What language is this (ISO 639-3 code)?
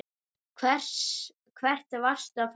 isl